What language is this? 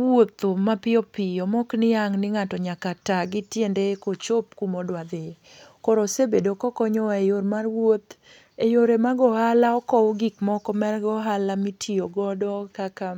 Luo (Kenya and Tanzania)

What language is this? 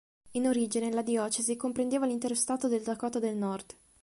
Italian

